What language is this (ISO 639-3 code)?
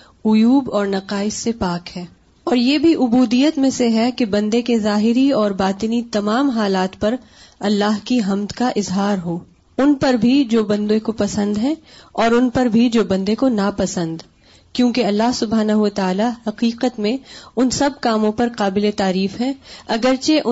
urd